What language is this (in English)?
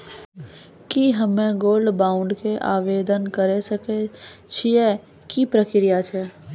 Maithili